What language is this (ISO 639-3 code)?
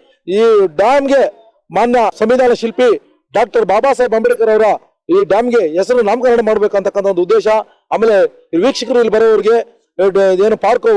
tur